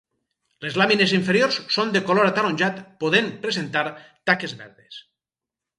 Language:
Catalan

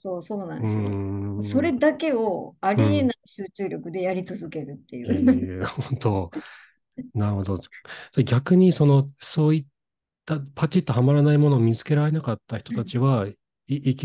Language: Japanese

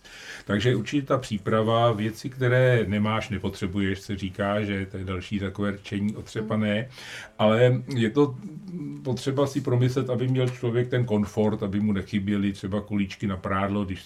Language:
Czech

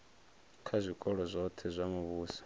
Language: Venda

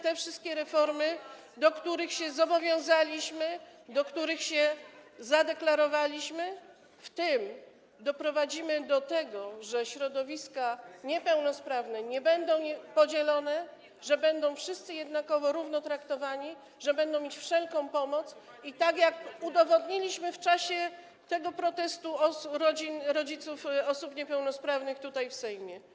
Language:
Polish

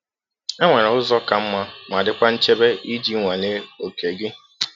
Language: Igbo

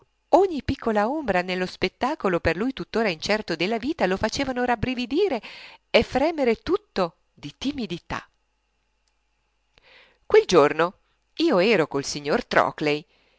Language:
Italian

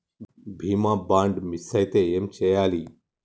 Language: Telugu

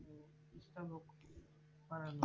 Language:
Bangla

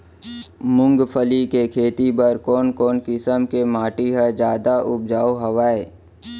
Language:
Chhattisgarhi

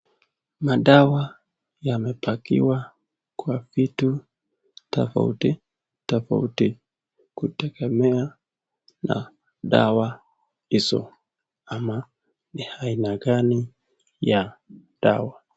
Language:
Swahili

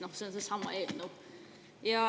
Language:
Estonian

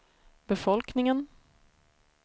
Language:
Swedish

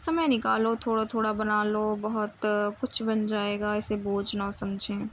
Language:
Urdu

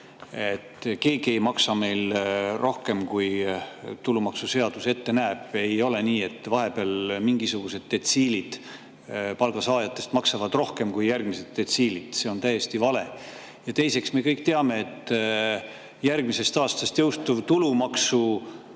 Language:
Estonian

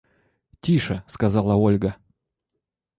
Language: Russian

